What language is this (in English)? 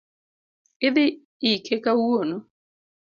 Luo (Kenya and Tanzania)